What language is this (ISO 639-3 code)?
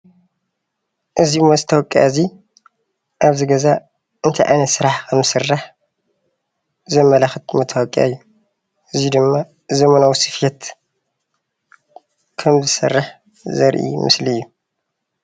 tir